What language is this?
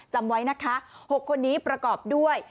Thai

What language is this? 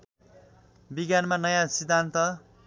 Nepali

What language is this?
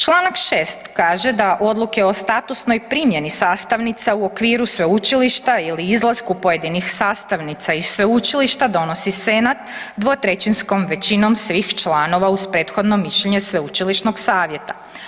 Croatian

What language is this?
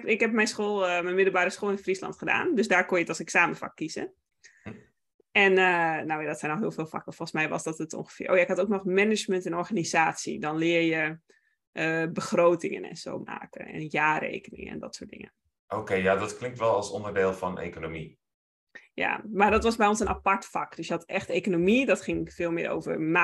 Dutch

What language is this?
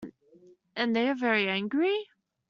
English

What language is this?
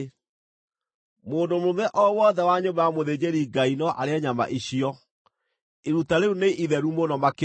Kikuyu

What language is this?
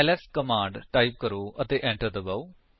Punjabi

